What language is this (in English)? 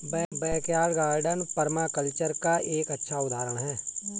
Hindi